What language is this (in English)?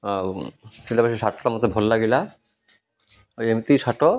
Odia